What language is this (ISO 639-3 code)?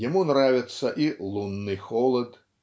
rus